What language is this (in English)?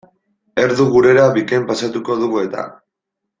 Basque